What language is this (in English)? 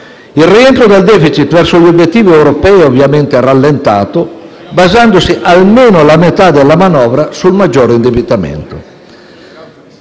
Italian